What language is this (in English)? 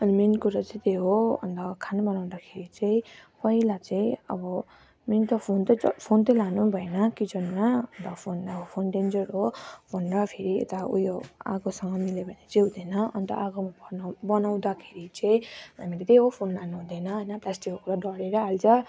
Nepali